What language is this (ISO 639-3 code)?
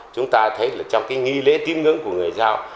vie